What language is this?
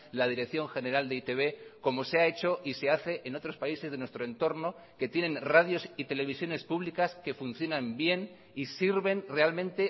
Spanish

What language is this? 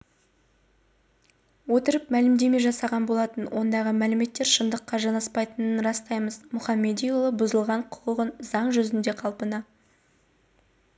Kazakh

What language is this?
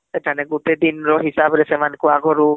Odia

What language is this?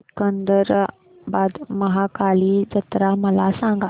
Marathi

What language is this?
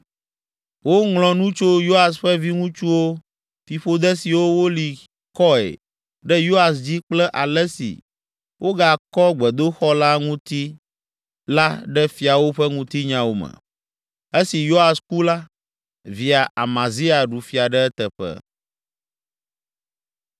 Ewe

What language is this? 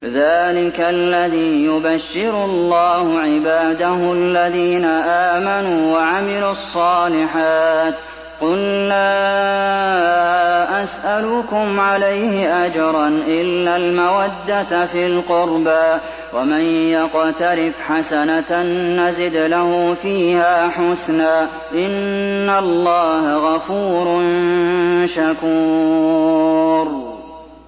Arabic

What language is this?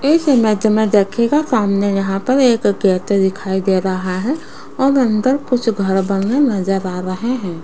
Hindi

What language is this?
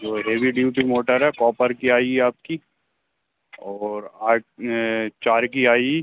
Hindi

